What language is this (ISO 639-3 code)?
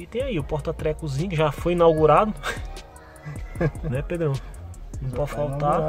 por